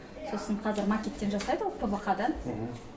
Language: Kazakh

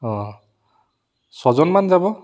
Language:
Assamese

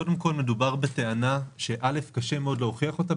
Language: Hebrew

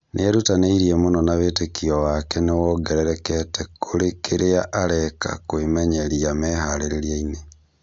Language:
Kikuyu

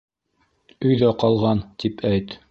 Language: Bashkir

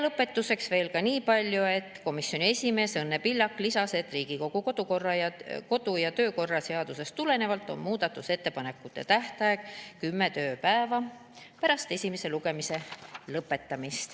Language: Estonian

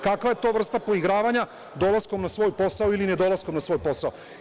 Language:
Serbian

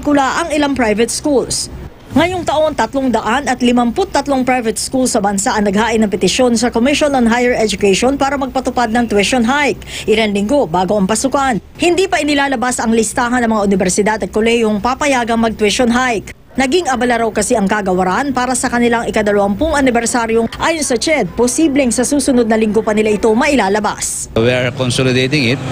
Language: Filipino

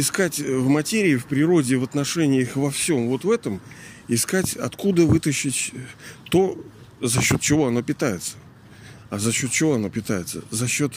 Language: Russian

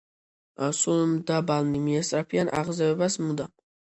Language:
Georgian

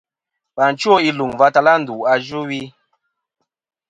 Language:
Kom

